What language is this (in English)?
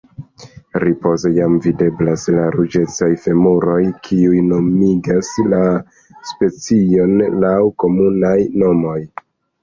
Esperanto